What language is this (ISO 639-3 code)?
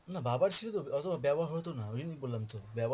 ben